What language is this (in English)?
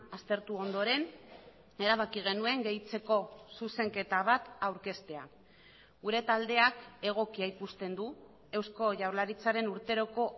Basque